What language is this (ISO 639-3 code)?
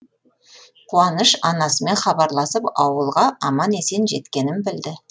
kaz